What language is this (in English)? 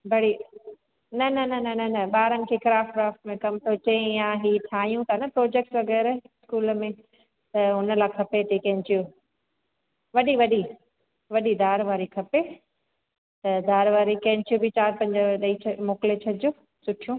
Sindhi